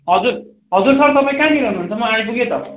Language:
Nepali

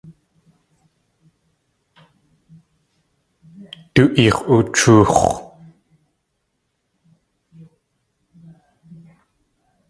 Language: Tlingit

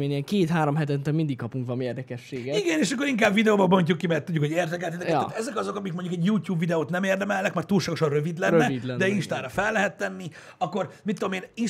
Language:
Hungarian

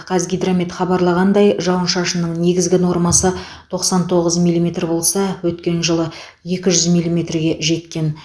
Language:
Kazakh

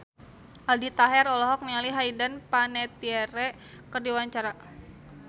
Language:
Sundanese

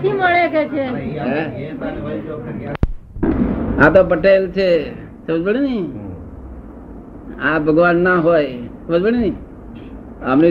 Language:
Gujarati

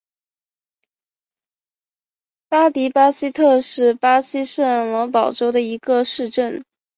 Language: Chinese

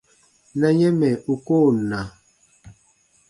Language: Baatonum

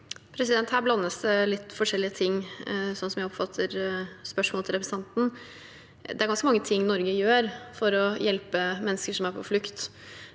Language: Norwegian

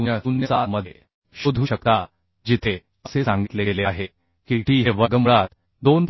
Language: Marathi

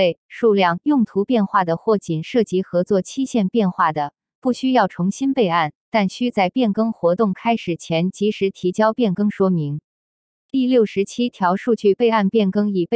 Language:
Chinese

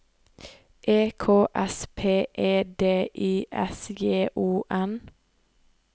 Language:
Norwegian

